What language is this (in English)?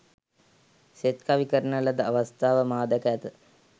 Sinhala